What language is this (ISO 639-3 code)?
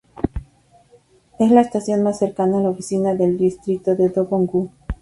spa